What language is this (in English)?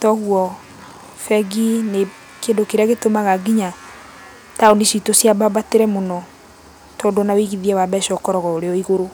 Kikuyu